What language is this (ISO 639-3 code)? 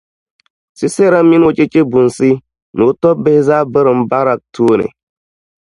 dag